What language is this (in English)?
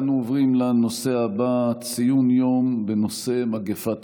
Hebrew